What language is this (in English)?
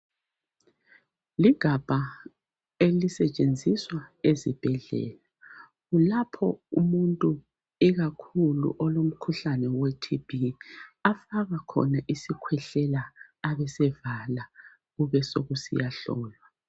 North Ndebele